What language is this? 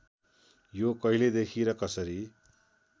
Nepali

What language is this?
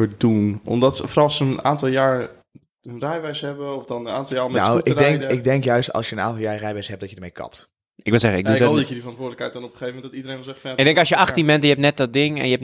Dutch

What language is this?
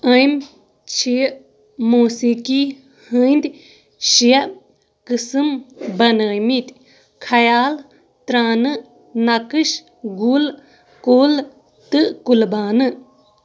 Kashmiri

